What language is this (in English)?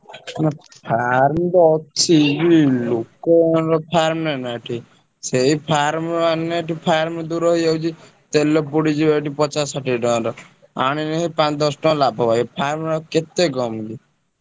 Odia